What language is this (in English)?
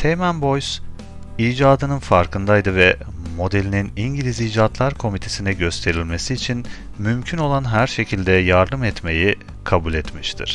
Turkish